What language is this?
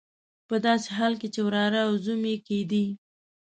Pashto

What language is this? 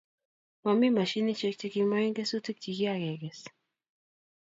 Kalenjin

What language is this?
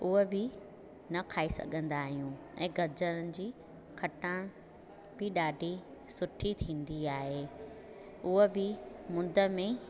Sindhi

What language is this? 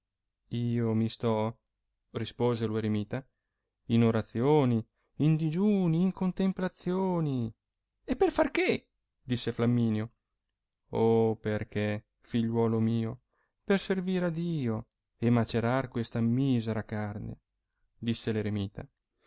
Italian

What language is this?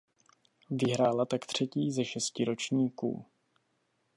Czech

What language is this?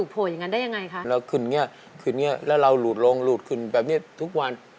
Thai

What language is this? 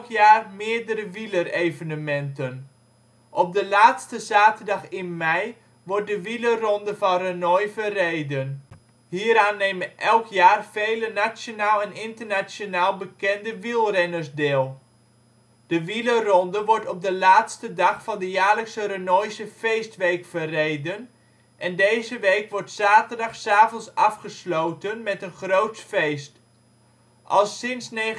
Dutch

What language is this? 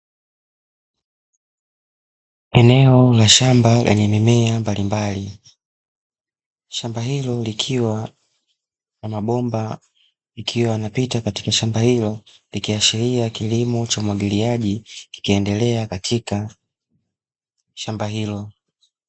Swahili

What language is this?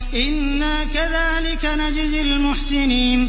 Arabic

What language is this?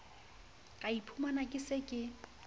Southern Sotho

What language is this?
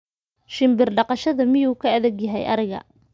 Somali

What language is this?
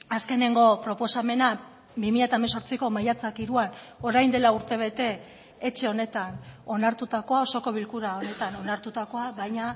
Basque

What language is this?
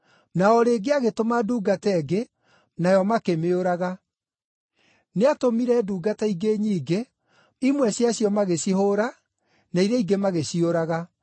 Kikuyu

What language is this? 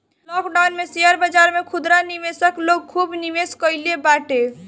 Bhojpuri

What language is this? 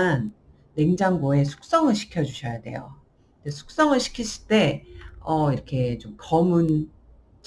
Korean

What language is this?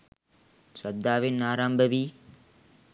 Sinhala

